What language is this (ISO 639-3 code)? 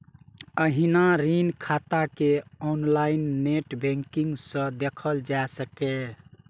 mai